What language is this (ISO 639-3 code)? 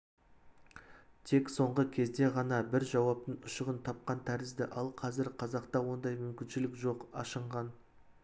kaz